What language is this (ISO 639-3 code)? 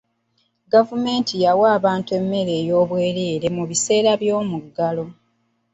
lug